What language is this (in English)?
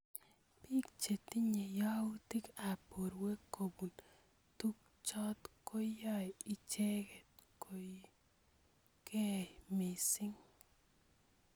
Kalenjin